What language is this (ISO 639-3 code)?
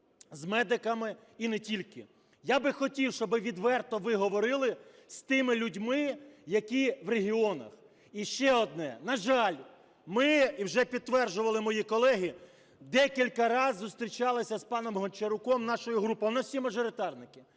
ukr